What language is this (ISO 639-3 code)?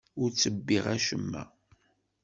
kab